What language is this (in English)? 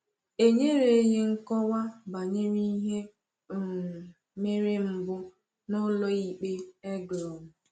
Igbo